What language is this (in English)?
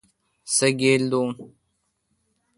Kalkoti